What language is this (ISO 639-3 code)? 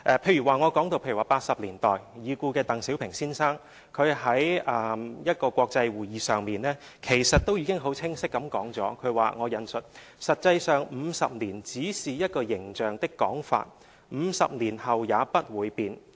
yue